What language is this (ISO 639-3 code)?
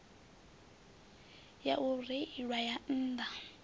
ven